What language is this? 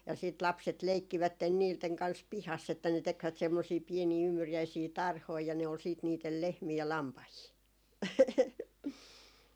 Finnish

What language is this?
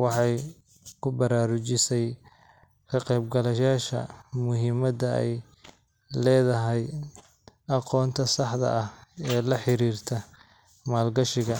Somali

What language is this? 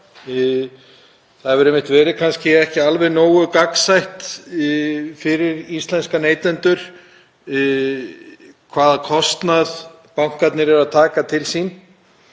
Icelandic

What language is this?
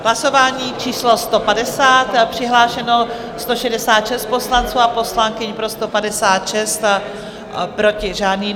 Czech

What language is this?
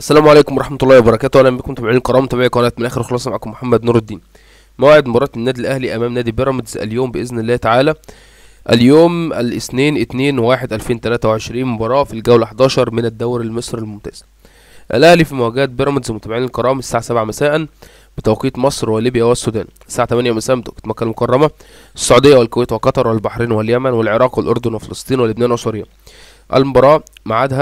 Arabic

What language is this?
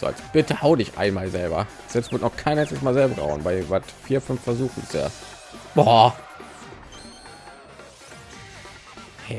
German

